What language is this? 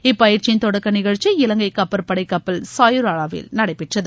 Tamil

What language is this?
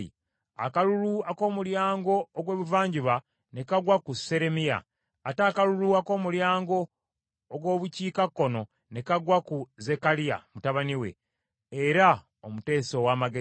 Ganda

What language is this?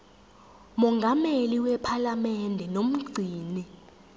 Zulu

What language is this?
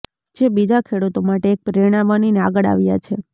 Gujarati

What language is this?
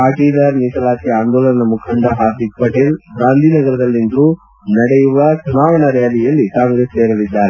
Kannada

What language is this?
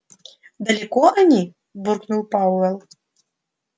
Russian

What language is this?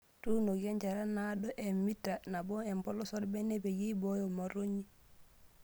Masai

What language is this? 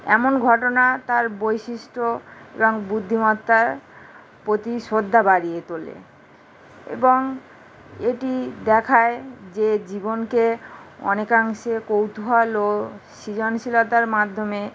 Bangla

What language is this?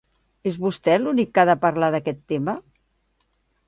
Catalan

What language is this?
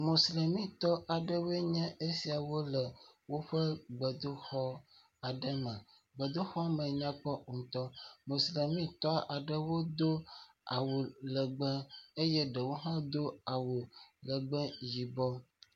Ewe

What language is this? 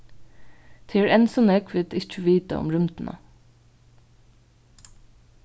Faroese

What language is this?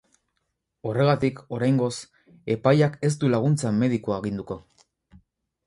Basque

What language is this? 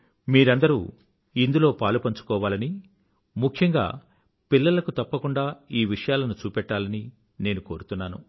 Telugu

